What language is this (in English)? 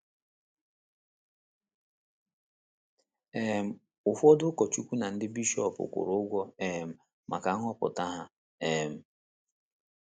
Igbo